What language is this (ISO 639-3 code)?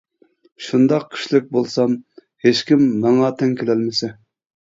uig